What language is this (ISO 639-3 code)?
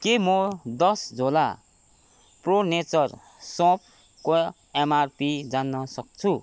nep